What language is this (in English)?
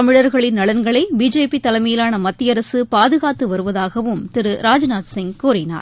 Tamil